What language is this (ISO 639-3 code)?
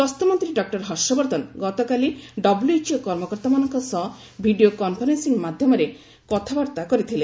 ori